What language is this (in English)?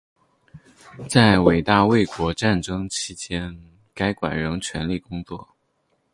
Chinese